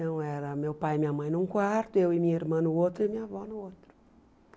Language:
Portuguese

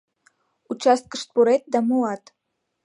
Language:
Mari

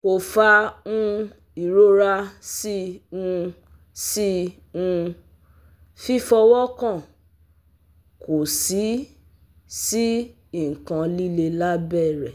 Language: Yoruba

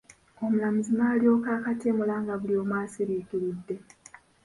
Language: Ganda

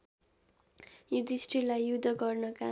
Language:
Nepali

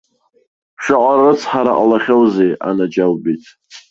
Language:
Abkhazian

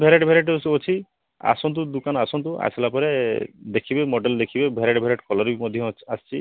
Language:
Odia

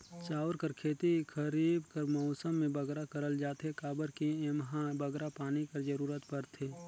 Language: Chhattisgarhi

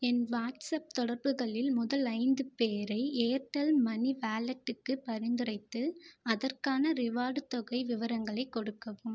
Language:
Tamil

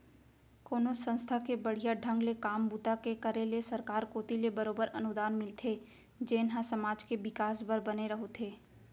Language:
Chhattisgarhi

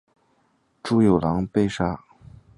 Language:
Chinese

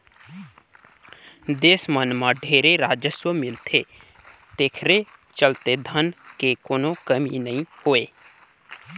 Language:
Chhattisgarhi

